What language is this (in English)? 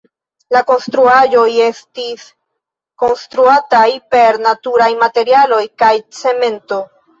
Esperanto